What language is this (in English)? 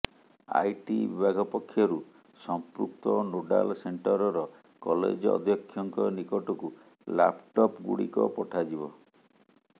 Odia